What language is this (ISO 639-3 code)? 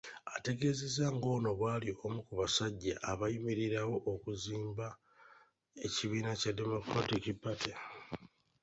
lug